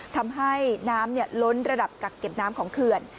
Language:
Thai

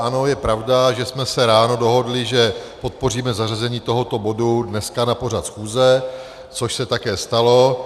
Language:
Czech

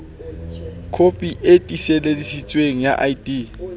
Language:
Southern Sotho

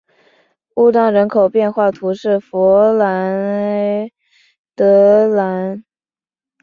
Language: Chinese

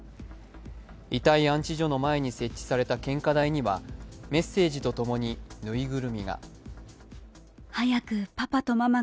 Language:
Japanese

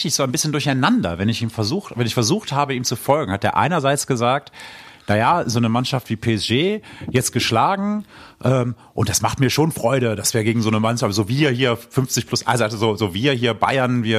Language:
German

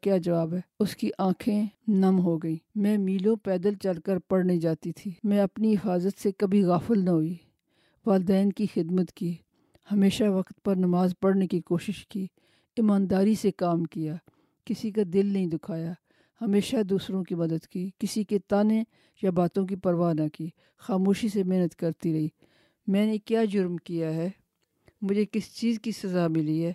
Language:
Urdu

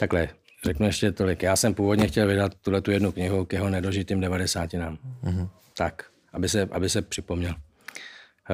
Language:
Czech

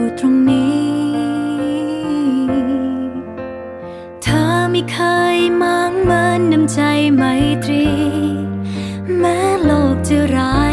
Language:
Thai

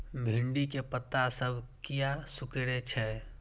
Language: Maithili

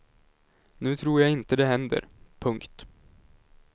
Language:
Swedish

